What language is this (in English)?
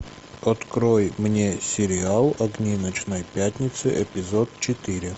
Russian